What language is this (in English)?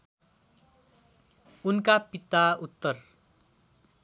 Nepali